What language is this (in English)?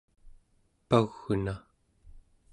Central Yupik